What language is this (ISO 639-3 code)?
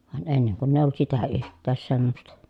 fin